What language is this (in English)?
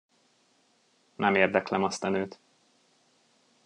Hungarian